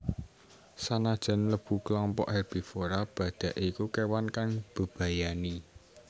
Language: Javanese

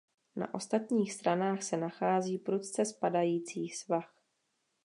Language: Czech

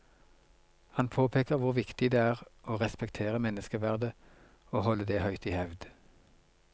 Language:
Norwegian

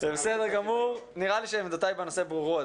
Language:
Hebrew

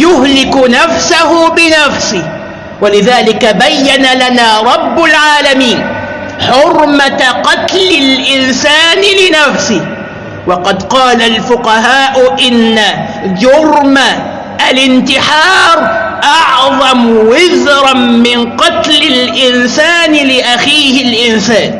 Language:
Arabic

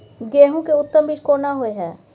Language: Maithili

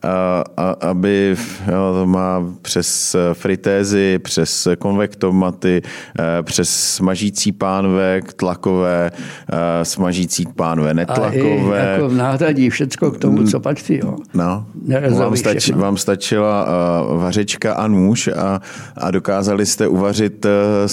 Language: Czech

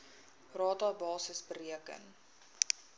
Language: Afrikaans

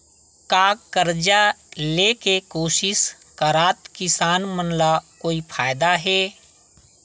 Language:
Chhattisgarhi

